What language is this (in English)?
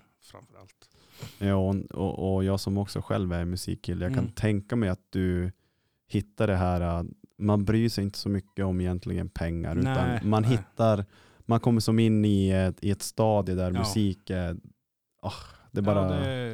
Swedish